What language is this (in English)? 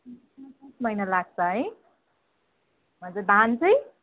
Nepali